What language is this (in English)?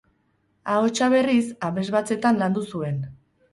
Basque